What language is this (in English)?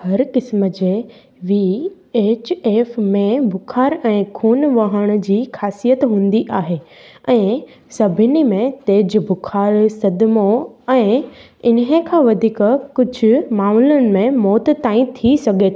Sindhi